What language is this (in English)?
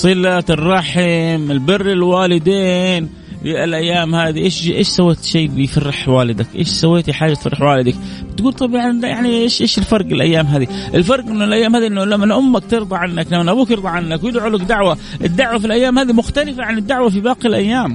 Arabic